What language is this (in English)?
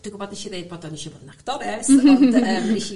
Welsh